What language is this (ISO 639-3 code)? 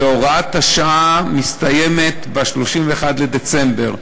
heb